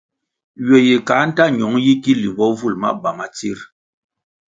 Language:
Kwasio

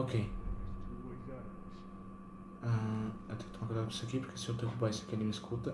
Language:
Portuguese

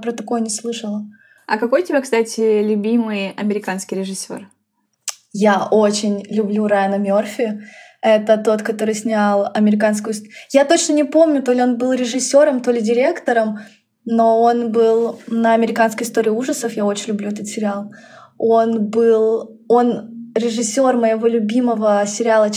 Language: Russian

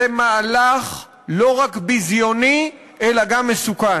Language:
Hebrew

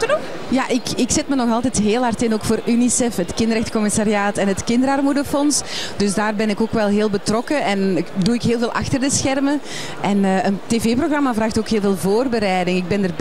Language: Dutch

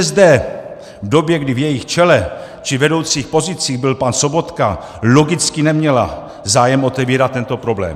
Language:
Czech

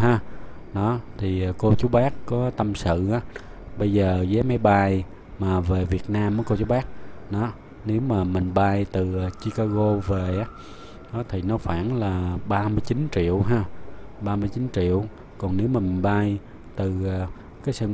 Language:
Vietnamese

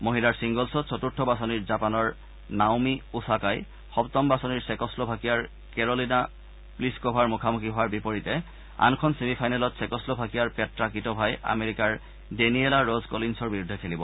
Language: Assamese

